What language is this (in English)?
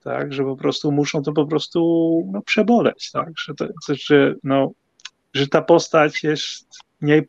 Polish